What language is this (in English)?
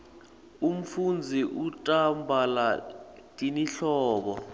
Swati